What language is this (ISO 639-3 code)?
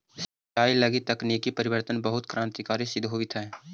mag